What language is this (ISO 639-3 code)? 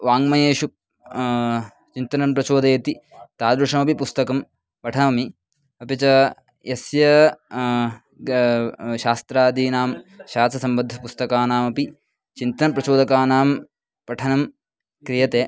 san